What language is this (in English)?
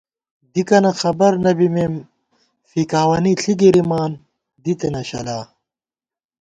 Gawar-Bati